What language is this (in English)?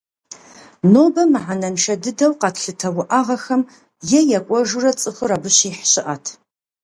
Kabardian